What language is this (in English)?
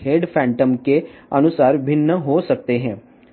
Telugu